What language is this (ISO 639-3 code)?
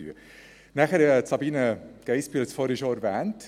gsw